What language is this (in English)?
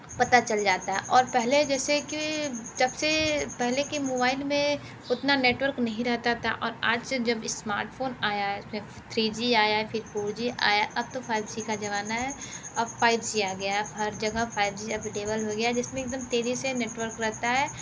Hindi